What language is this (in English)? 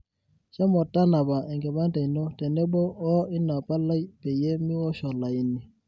Masai